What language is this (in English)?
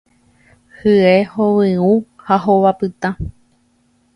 Guarani